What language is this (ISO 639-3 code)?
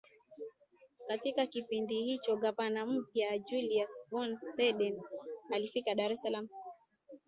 swa